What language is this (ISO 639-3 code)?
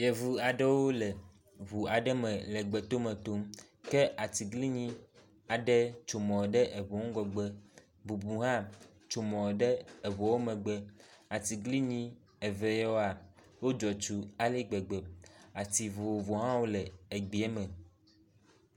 ewe